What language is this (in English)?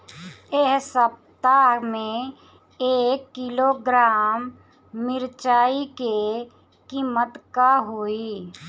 Bhojpuri